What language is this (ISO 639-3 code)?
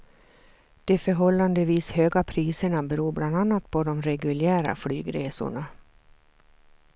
swe